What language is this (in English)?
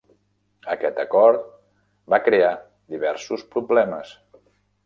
Catalan